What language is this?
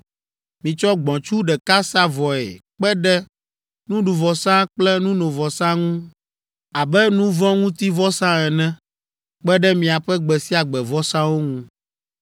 Ewe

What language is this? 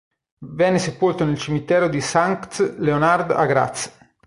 Italian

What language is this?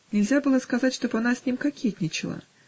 Russian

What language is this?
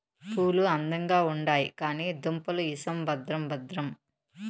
Telugu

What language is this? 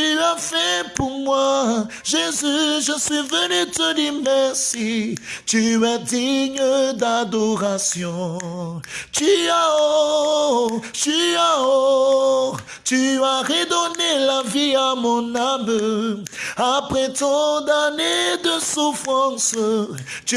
French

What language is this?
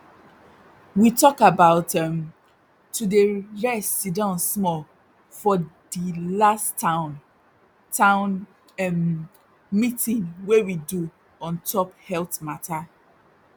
Nigerian Pidgin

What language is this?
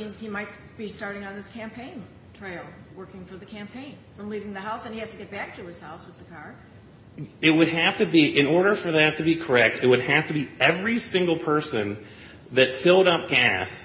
English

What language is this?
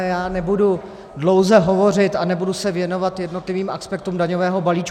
Czech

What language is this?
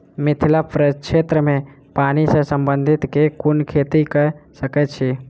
Maithili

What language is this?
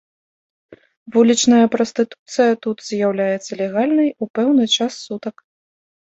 Belarusian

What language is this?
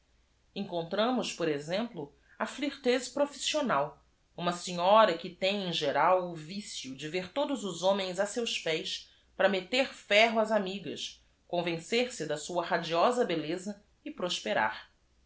Portuguese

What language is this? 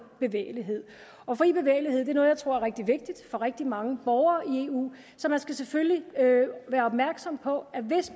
Danish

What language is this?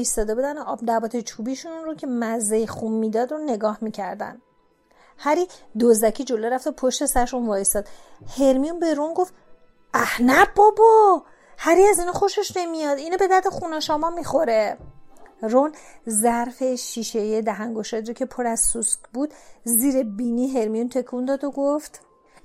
Persian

